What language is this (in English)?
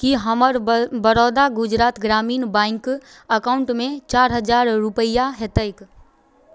Maithili